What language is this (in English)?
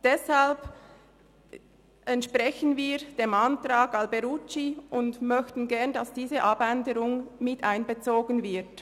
Swiss German